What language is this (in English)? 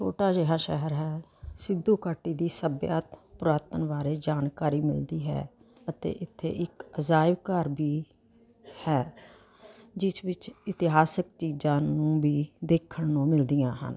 Punjabi